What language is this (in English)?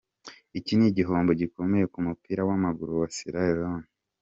Kinyarwanda